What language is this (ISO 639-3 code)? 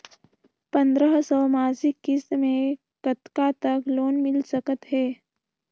hne